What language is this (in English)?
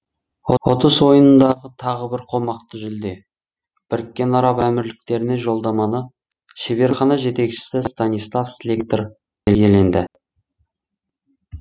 Kazakh